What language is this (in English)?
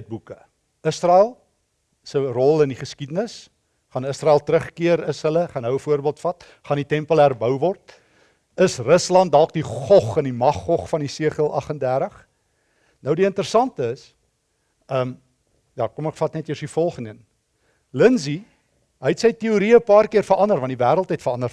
Dutch